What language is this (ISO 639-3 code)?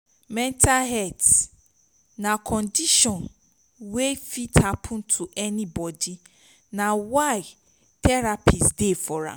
pcm